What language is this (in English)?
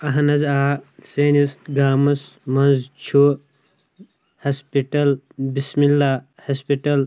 Kashmiri